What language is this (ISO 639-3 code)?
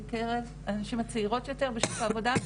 heb